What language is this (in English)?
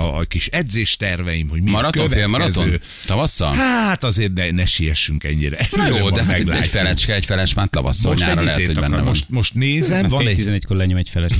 Hungarian